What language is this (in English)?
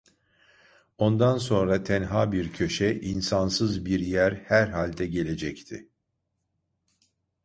Turkish